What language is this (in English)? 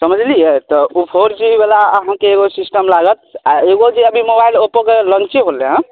Maithili